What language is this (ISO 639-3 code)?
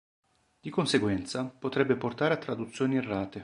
ita